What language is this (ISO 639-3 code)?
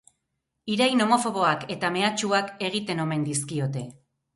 eus